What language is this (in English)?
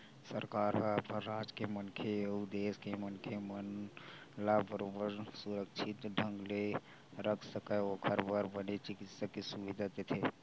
Chhattisgarhi